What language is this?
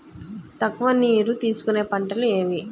Telugu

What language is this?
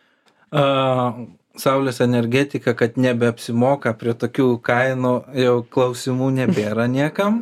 Lithuanian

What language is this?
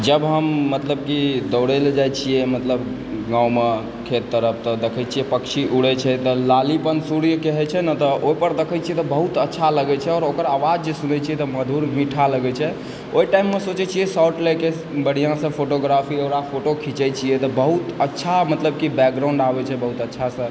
Maithili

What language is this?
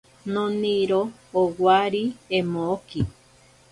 Ashéninka Perené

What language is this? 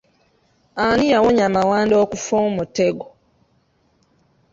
Ganda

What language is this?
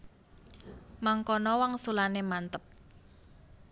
Javanese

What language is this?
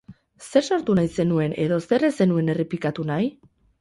Basque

